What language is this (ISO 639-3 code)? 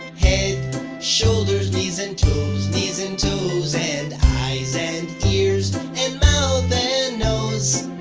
eng